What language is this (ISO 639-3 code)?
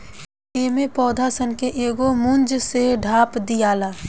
bho